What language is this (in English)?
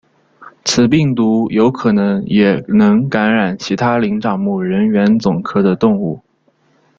Chinese